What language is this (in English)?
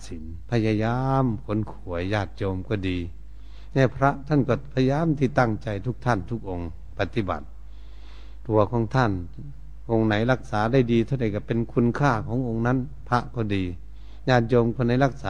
Thai